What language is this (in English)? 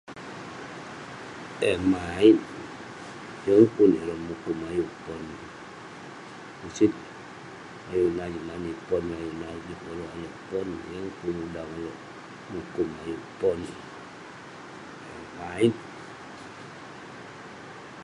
Western Penan